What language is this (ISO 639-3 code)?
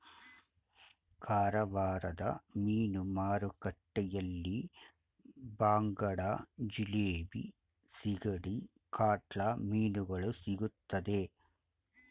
kan